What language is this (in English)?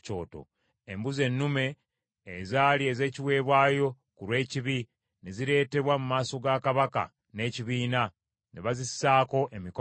Ganda